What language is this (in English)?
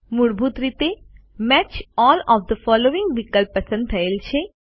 Gujarati